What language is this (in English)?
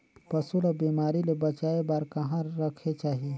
Chhattisgarhi